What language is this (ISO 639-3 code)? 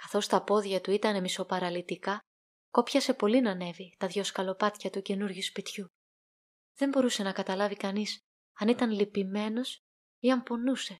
ell